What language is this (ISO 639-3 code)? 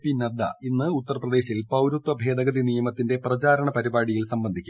mal